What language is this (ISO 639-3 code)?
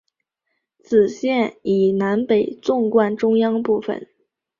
zho